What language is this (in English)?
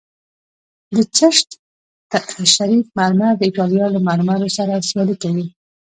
Pashto